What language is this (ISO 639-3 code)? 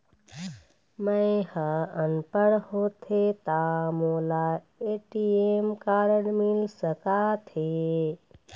hne